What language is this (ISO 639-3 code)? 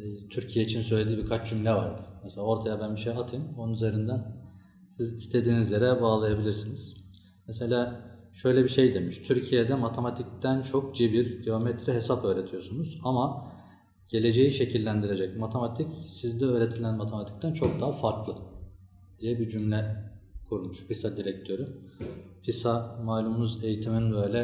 tur